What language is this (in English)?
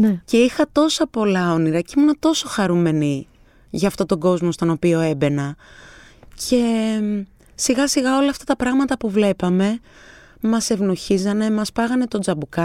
Greek